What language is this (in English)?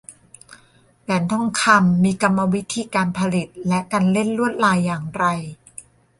Thai